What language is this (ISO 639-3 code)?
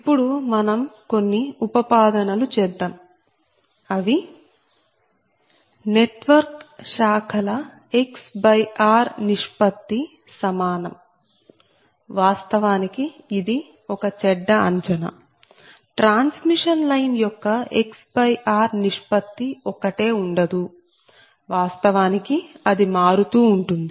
tel